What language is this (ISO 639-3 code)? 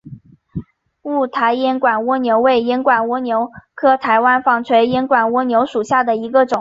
zho